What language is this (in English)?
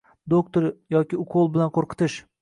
Uzbek